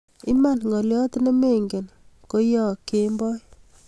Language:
Kalenjin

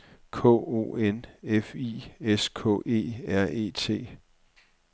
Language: Danish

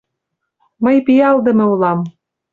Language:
Mari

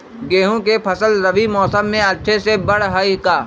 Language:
Magahi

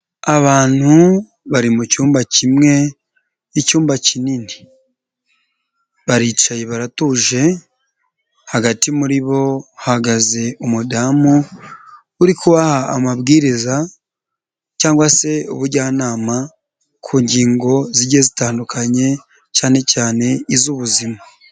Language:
Kinyarwanda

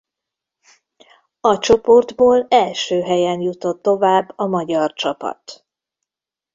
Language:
Hungarian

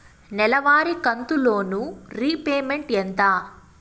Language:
Telugu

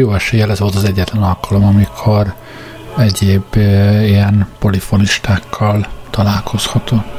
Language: Hungarian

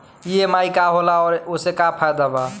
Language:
Bhojpuri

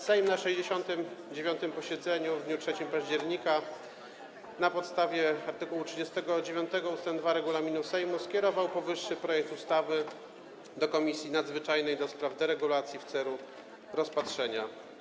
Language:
Polish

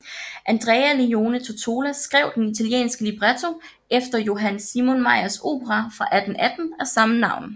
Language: Danish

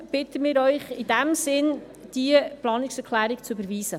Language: Swiss German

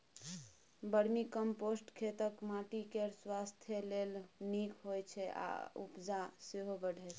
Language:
Maithili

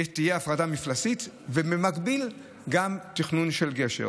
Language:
Hebrew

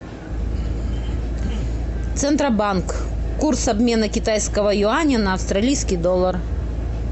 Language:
Russian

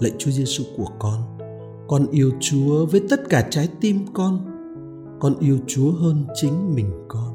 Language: Vietnamese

